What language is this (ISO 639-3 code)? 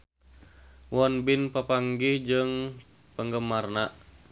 sun